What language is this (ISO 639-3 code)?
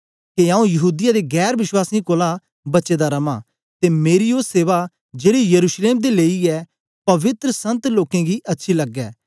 doi